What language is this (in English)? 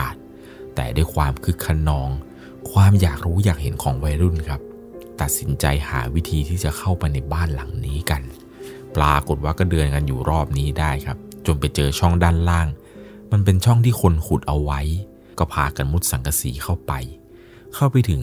Thai